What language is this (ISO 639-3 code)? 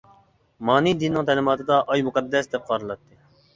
uig